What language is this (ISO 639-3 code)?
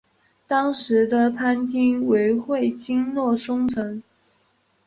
zho